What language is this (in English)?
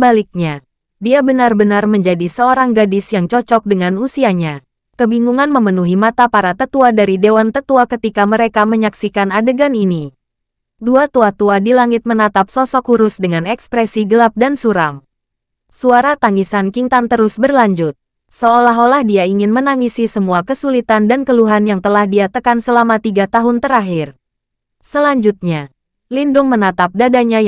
Indonesian